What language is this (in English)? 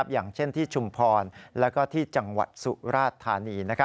Thai